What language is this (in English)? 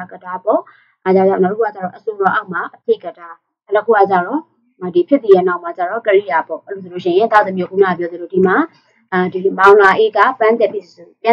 Indonesian